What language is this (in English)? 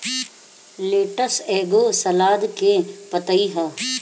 Bhojpuri